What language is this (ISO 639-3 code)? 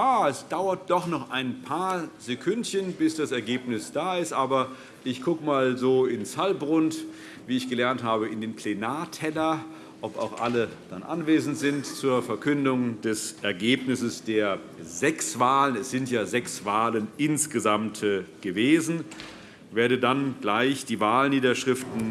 deu